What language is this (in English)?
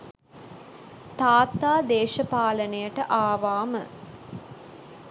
Sinhala